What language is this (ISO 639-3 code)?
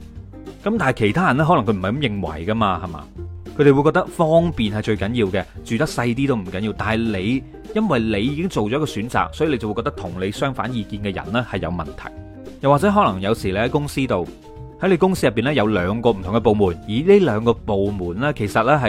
zho